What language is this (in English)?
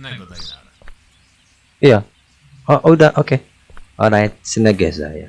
Indonesian